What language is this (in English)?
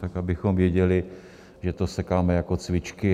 Czech